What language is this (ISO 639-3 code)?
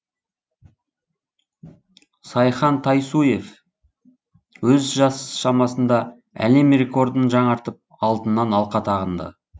kaz